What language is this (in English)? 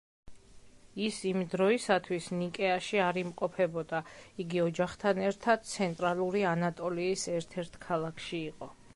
Georgian